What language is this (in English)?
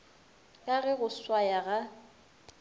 Northern Sotho